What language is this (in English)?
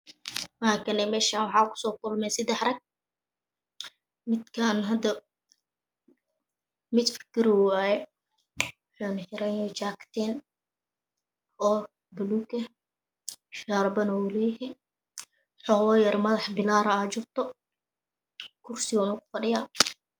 Somali